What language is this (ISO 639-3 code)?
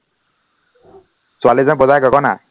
asm